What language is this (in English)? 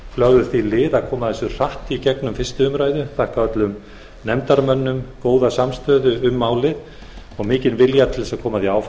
Icelandic